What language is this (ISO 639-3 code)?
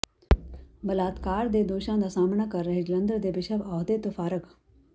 pan